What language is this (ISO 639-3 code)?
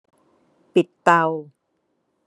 tha